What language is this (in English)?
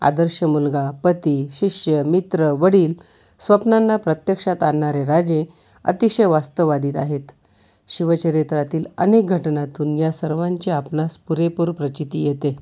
Marathi